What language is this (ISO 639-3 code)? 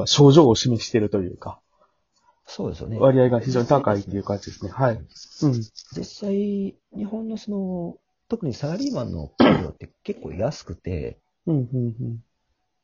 jpn